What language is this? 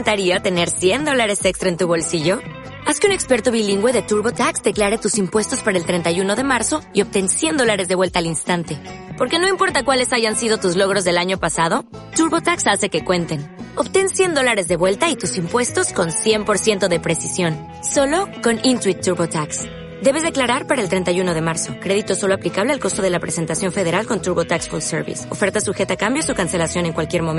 Spanish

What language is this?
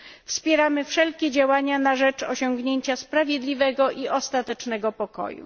Polish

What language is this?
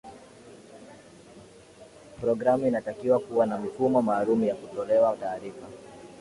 Swahili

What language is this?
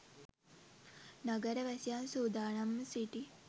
Sinhala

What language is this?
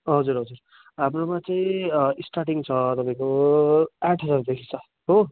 Nepali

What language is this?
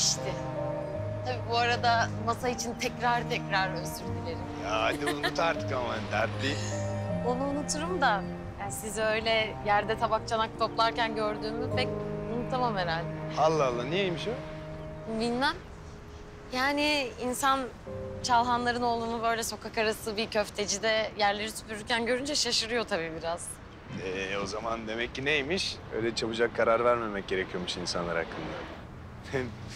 Turkish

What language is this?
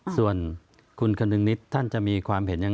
Thai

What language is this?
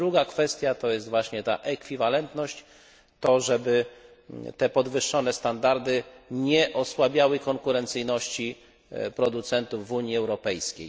Polish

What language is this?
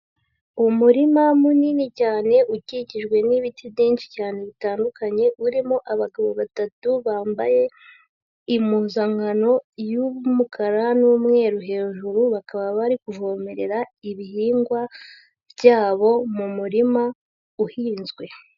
Kinyarwanda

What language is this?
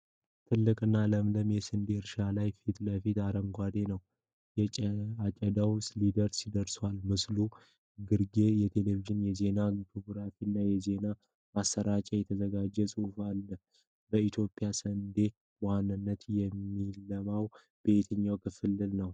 Amharic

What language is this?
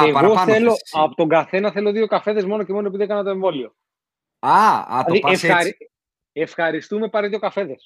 Greek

